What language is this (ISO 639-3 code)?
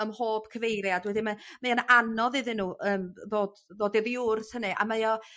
cym